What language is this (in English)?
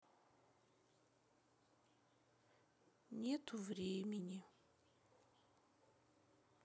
Russian